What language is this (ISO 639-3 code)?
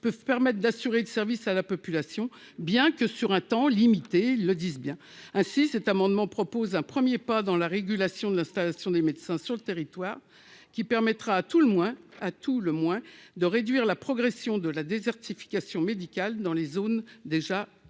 fra